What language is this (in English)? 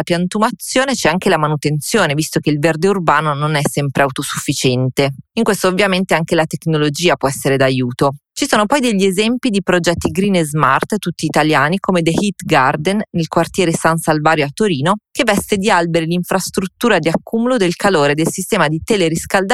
Italian